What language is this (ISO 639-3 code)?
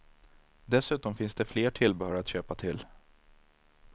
swe